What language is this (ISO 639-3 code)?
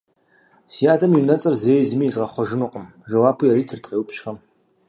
kbd